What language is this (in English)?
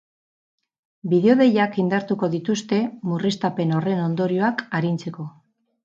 Basque